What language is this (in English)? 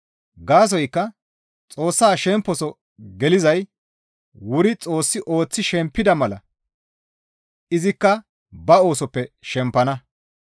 Gamo